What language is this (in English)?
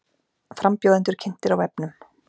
Icelandic